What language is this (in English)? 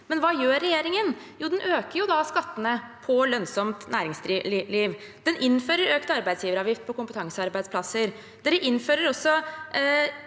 Norwegian